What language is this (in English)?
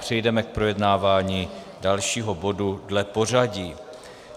Czech